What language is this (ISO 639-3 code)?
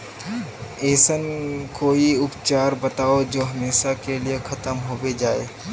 mag